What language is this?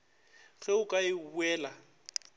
Northern Sotho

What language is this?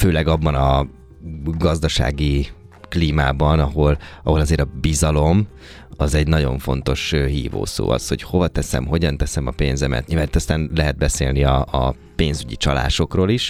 Hungarian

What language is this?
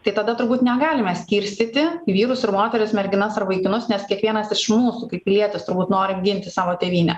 Lithuanian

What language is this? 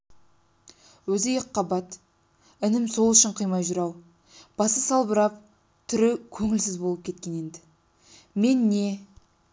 Kazakh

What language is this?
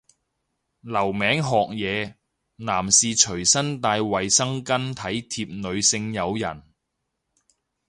Cantonese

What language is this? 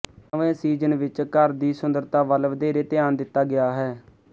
Punjabi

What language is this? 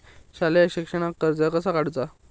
Marathi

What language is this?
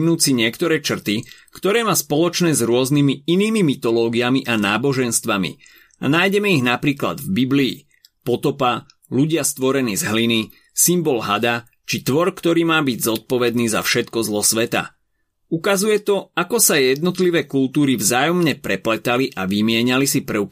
Slovak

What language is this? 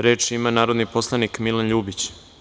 Serbian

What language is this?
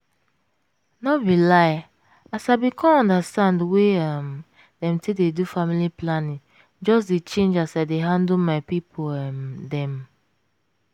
Nigerian Pidgin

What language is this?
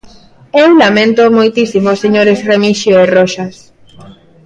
Galician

